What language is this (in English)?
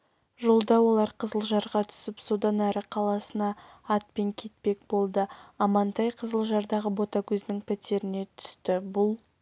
Kazakh